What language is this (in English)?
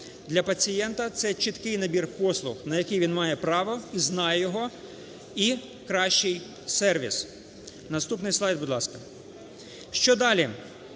Ukrainian